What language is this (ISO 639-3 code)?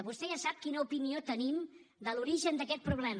cat